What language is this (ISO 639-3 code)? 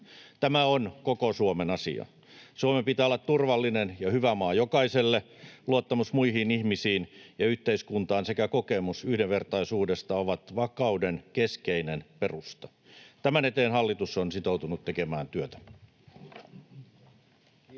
fin